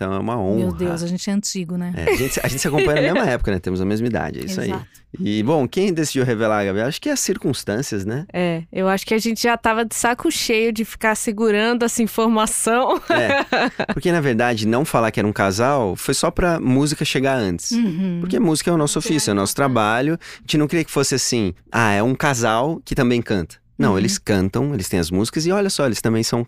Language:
Portuguese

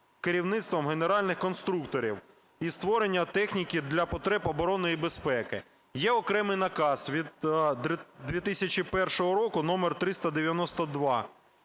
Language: Ukrainian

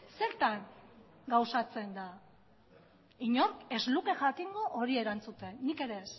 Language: Basque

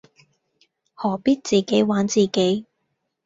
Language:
Cantonese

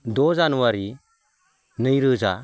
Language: Bodo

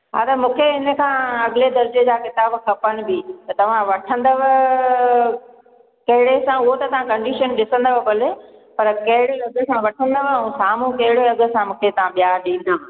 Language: Sindhi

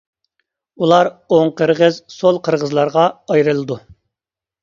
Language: Uyghur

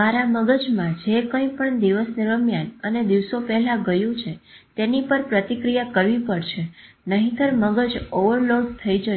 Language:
Gujarati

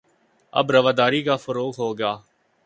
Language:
Urdu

